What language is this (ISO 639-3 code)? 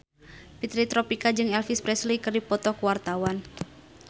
sun